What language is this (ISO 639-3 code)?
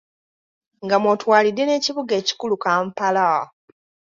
lug